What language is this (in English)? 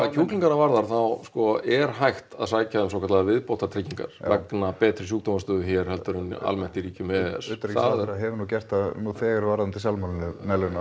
Icelandic